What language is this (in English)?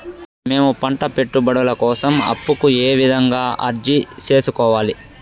Telugu